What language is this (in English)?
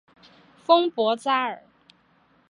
Chinese